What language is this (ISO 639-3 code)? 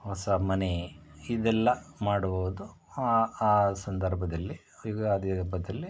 kan